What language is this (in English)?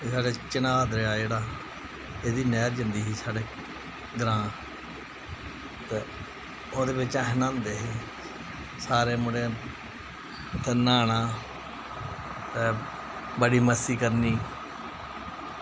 Dogri